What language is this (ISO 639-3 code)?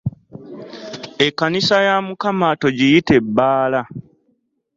lug